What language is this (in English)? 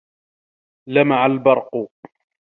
Arabic